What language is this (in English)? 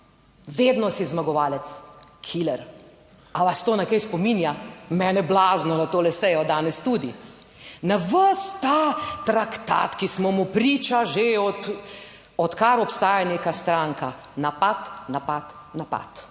Slovenian